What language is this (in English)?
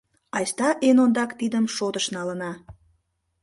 Mari